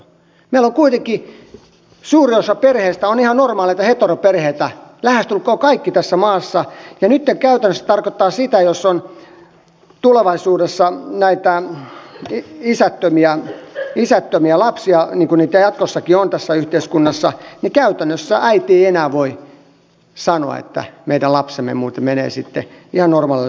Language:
Finnish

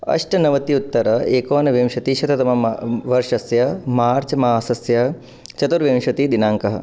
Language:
Sanskrit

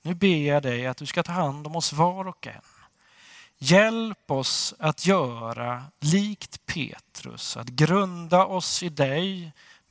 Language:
Swedish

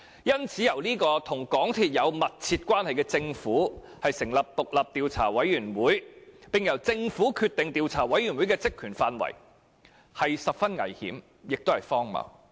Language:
Cantonese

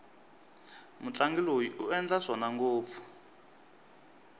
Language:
Tsonga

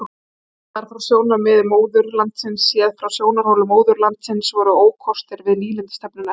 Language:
Icelandic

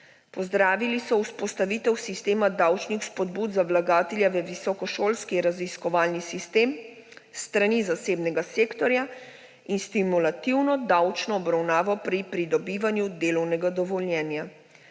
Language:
Slovenian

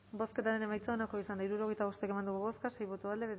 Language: Basque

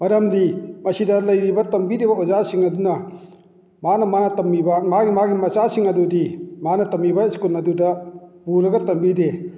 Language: Manipuri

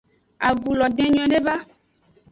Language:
Aja (Benin)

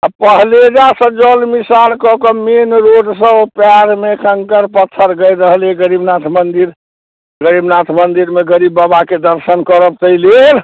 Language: Maithili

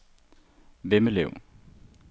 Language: Danish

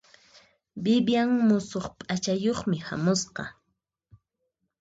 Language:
Puno Quechua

